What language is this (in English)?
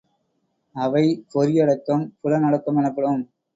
Tamil